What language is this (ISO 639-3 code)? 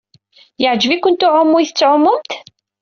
kab